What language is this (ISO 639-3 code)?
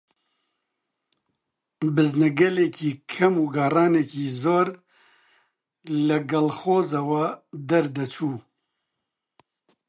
ckb